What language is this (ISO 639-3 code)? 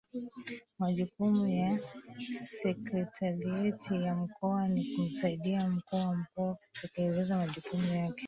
swa